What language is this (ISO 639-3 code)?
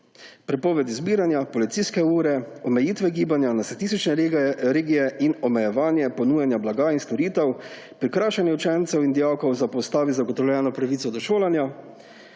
slv